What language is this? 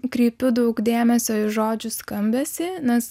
Lithuanian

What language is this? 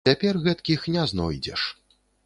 Belarusian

